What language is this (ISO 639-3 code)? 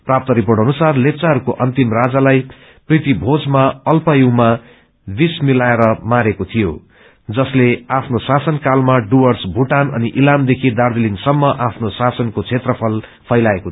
nep